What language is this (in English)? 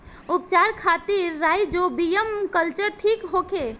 Bhojpuri